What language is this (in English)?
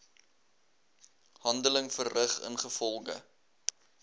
Afrikaans